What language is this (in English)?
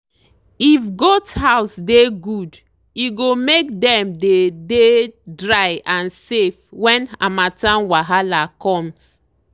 Nigerian Pidgin